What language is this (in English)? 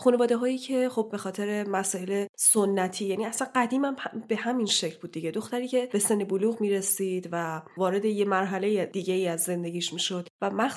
Persian